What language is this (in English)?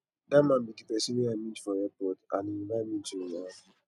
Nigerian Pidgin